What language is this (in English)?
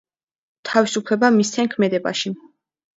Georgian